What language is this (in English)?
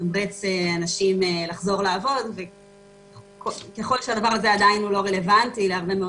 Hebrew